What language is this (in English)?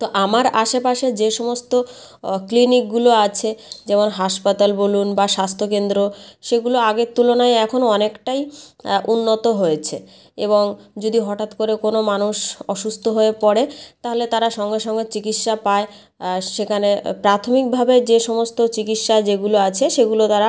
Bangla